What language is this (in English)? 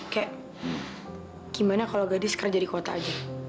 Indonesian